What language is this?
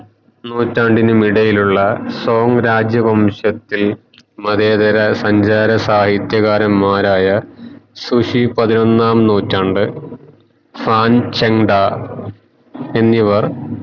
Malayalam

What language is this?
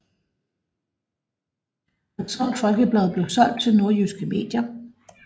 Danish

